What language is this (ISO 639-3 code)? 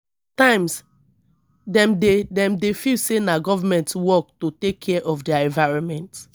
pcm